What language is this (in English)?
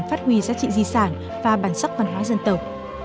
Vietnamese